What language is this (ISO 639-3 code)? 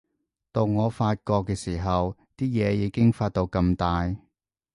yue